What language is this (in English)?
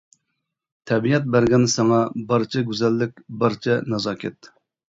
Uyghur